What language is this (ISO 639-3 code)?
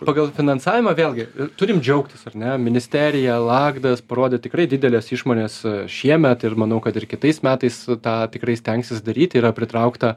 lit